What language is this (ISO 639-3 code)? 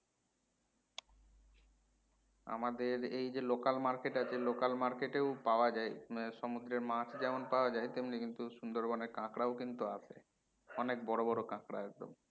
ben